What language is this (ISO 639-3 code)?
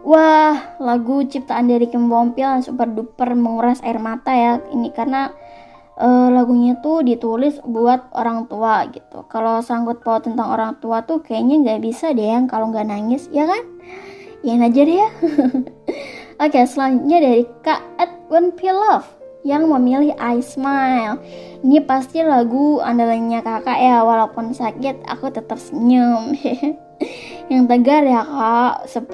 ind